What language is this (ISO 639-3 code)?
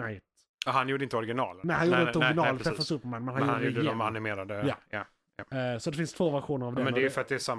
swe